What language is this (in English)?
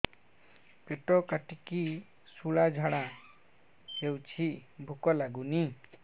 Odia